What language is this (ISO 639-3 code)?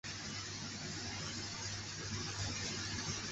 zho